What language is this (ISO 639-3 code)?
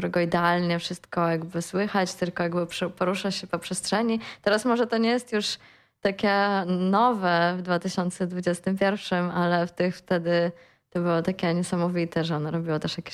pol